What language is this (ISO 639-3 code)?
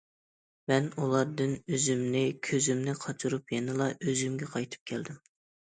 uig